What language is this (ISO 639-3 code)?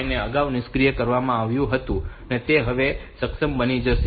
guj